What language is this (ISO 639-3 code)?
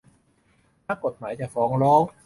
tha